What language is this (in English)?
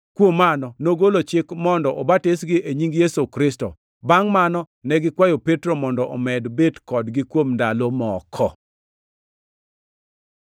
Luo (Kenya and Tanzania)